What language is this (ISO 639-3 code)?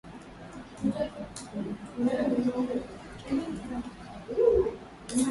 swa